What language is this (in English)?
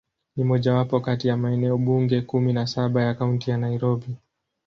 Swahili